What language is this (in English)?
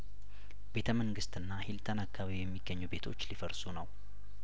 Amharic